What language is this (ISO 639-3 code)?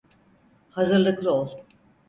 tur